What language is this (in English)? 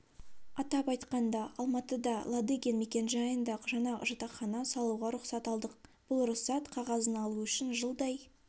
Kazakh